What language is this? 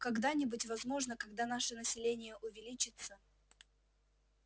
Russian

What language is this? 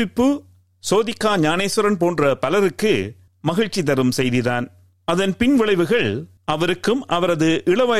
Tamil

